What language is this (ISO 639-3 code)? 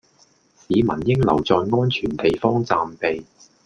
yue